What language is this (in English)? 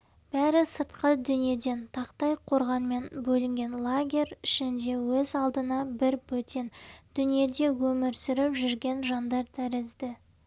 Kazakh